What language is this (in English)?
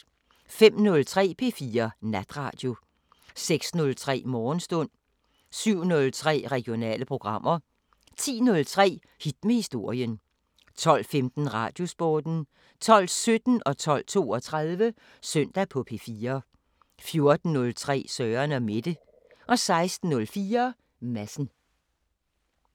Danish